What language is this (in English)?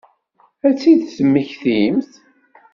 Kabyle